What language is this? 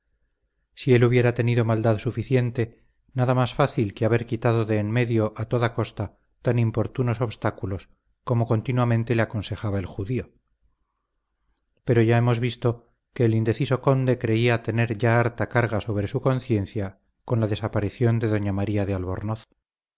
Spanish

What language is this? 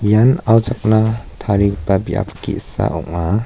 Garo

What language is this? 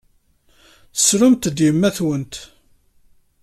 Kabyle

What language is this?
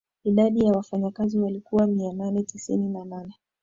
Swahili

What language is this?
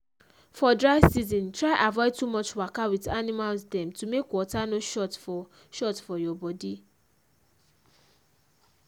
Nigerian Pidgin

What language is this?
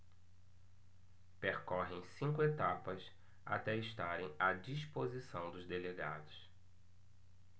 Portuguese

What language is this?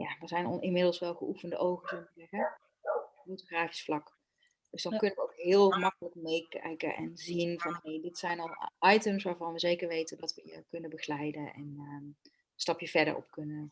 Dutch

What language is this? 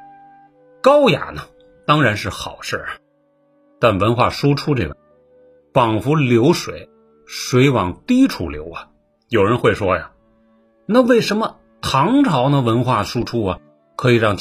Chinese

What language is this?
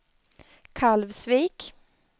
Swedish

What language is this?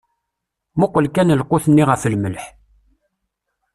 Kabyle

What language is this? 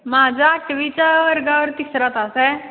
Marathi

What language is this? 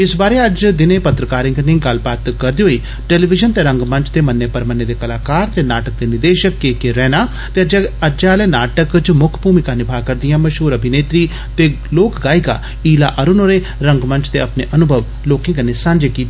Dogri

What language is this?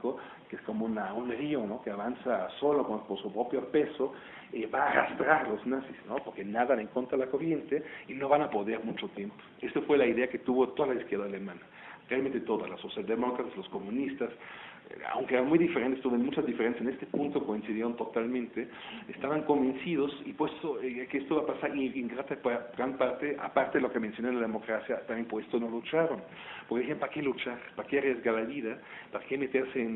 Spanish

